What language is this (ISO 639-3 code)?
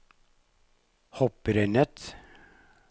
nor